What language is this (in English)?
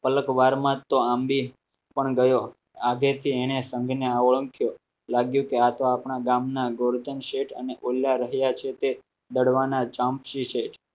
Gujarati